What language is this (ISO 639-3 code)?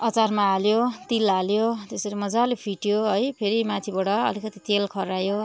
nep